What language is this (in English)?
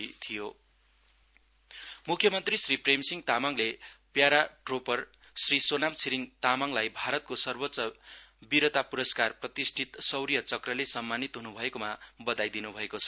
Nepali